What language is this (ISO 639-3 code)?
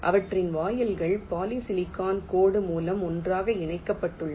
tam